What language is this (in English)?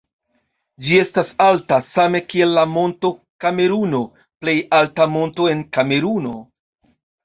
Esperanto